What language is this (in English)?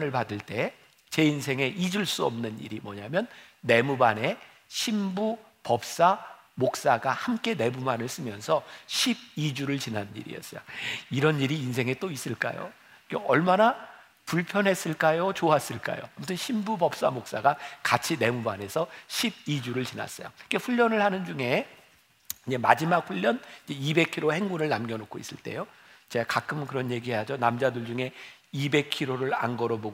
Korean